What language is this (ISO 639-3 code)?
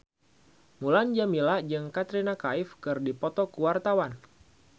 sun